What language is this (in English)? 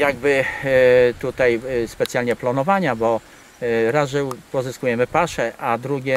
Polish